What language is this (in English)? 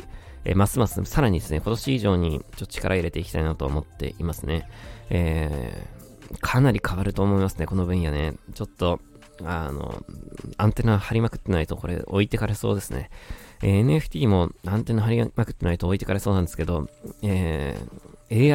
Japanese